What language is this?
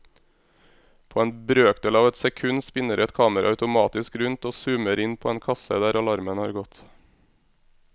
Norwegian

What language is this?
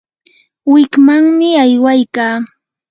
Yanahuanca Pasco Quechua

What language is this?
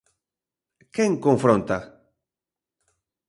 Galician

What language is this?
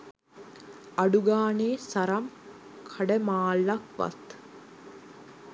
Sinhala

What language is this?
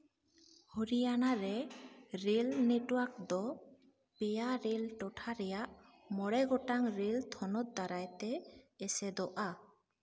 Santali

